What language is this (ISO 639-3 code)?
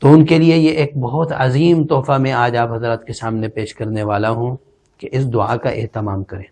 urd